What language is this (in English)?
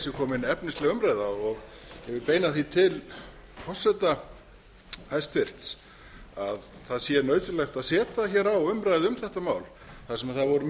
Icelandic